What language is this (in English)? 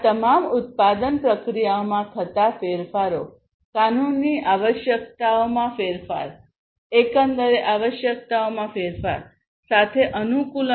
Gujarati